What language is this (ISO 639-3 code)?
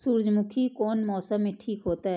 mai